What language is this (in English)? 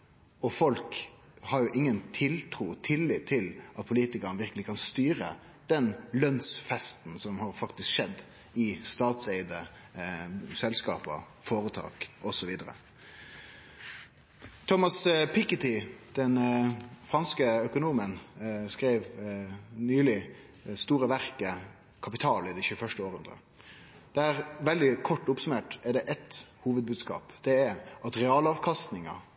Norwegian Nynorsk